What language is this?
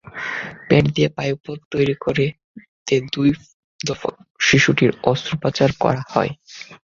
Bangla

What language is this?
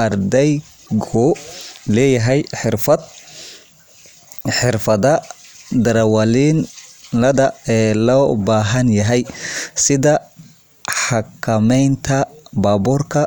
Somali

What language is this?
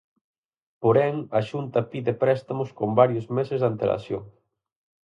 Galician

